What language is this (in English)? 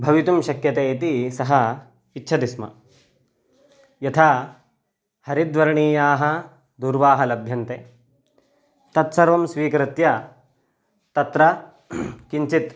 Sanskrit